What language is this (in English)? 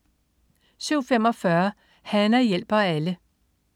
Danish